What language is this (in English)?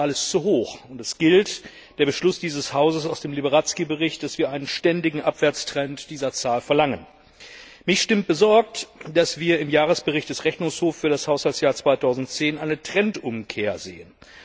German